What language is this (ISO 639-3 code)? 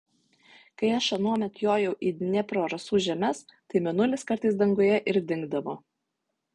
lit